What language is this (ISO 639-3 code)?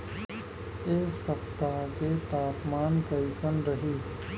bho